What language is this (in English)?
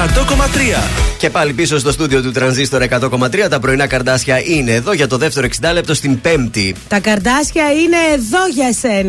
Greek